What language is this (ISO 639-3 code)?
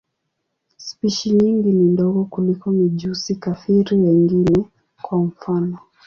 swa